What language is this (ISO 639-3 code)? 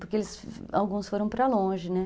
por